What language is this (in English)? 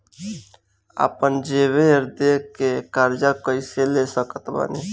Bhojpuri